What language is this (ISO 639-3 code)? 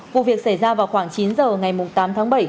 vie